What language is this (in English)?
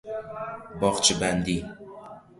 Persian